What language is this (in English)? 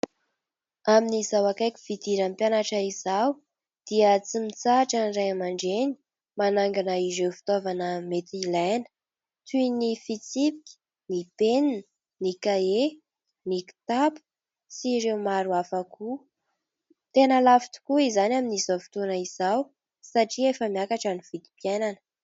Malagasy